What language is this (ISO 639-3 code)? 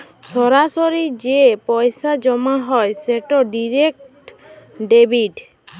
ben